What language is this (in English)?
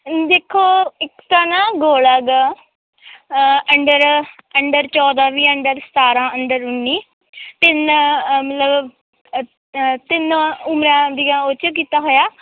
Punjabi